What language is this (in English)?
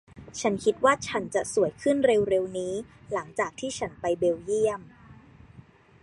Thai